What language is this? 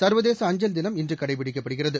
Tamil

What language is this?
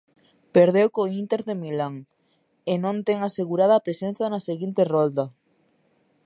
Galician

